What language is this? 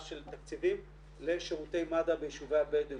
Hebrew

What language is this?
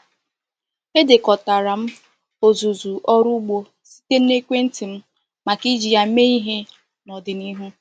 Igbo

